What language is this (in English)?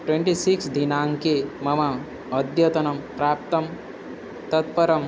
Sanskrit